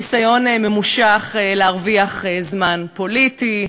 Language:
Hebrew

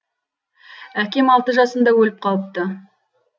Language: Kazakh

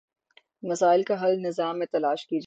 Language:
Urdu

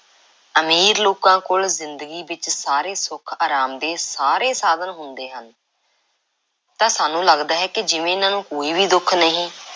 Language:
Punjabi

